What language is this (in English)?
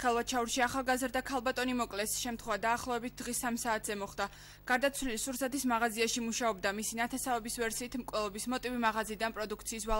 Romanian